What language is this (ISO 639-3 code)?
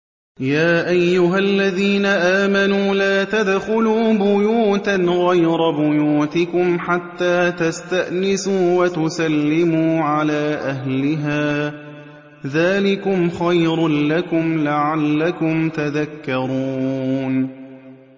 ara